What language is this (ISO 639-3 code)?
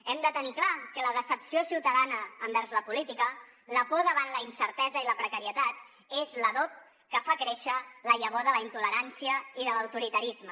cat